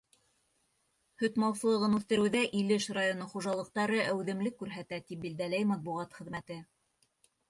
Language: Bashkir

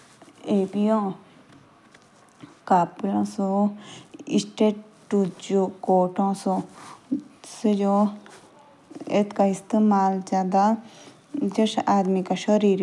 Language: Jaunsari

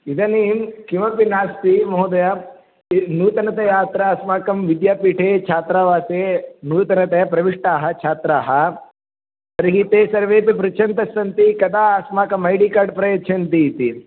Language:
Sanskrit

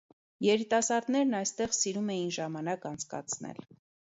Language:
Armenian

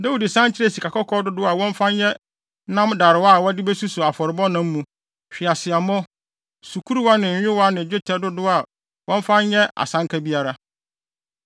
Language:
Akan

